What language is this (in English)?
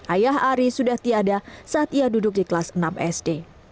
Indonesian